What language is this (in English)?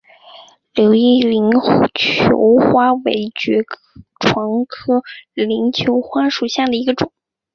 Chinese